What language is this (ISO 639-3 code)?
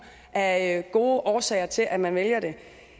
dan